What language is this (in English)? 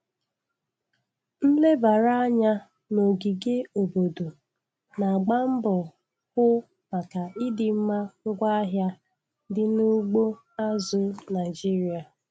Igbo